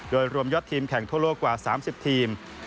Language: Thai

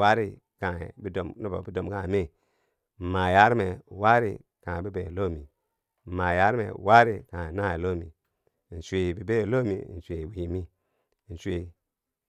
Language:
Bangwinji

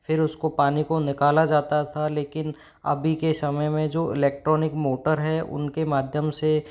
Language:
Hindi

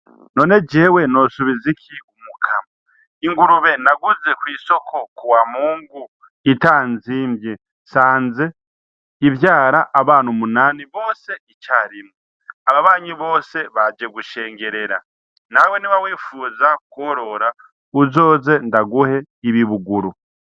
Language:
Rundi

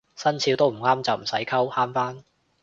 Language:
Cantonese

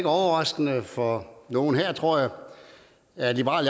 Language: Danish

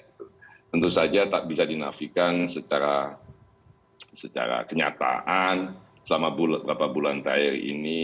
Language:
Indonesian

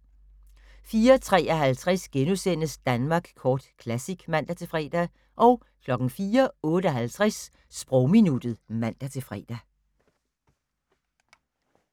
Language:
Danish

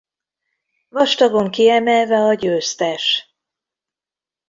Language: Hungarian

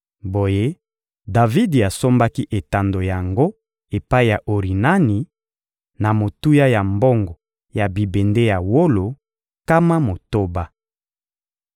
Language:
Lingala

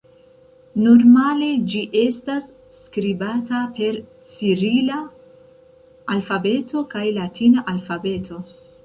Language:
Esperanto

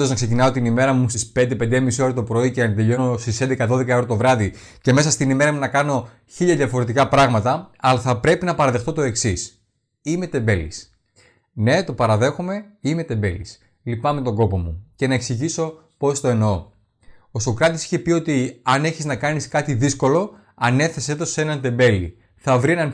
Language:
Greek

